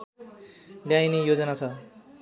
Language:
Nepali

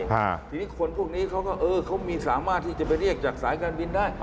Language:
Thai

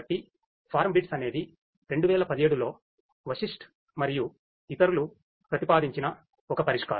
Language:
Telugu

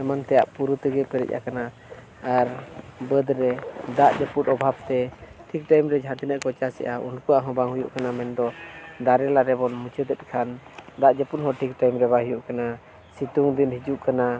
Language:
Santali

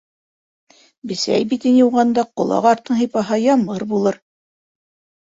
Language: Bashkir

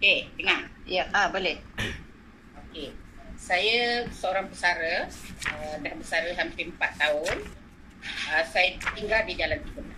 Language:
Malay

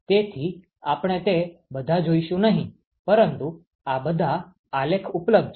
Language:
Gujarati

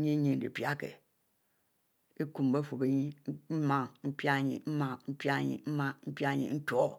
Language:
Mbe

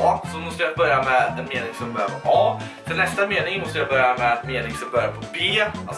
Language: Swedish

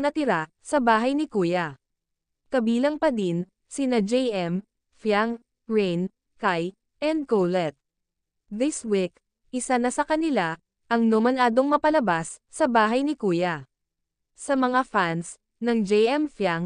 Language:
Filipino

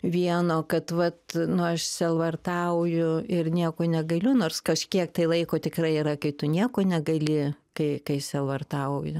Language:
Lithuanian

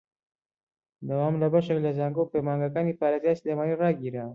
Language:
Central Kurdish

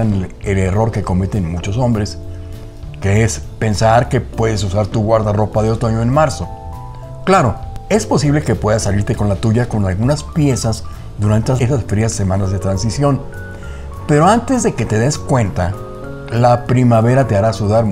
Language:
Spanish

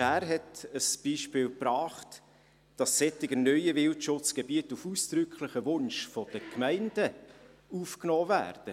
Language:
Swiss German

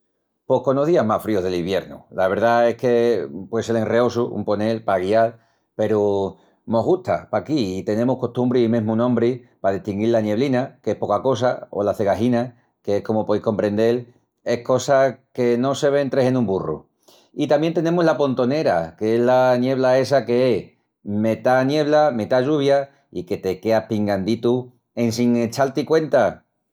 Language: Extremaduran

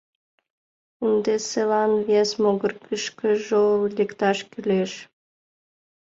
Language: Mari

